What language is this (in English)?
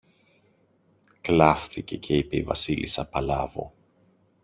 Greek